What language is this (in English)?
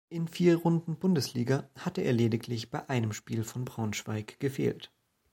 German